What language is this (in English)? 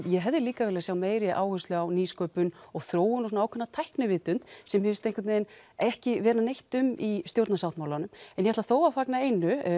Icelandic